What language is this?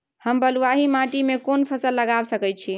Maithili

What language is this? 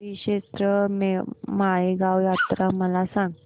Marathi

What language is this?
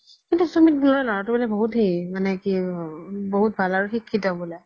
Assamese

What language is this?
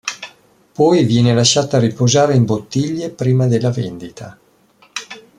Italian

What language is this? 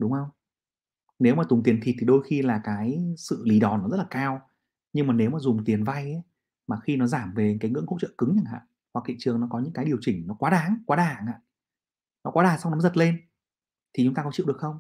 Vietnamese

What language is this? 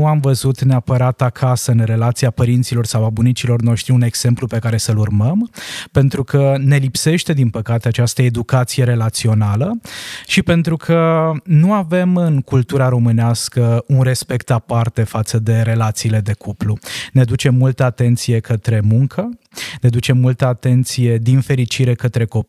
Romanian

